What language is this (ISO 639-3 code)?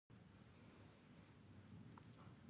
pus